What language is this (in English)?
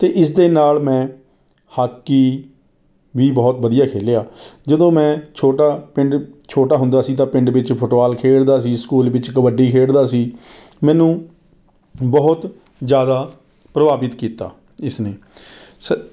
Punjabi